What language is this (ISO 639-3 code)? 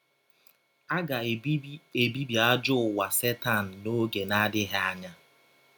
ibo